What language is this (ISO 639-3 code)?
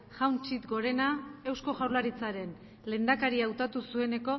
eus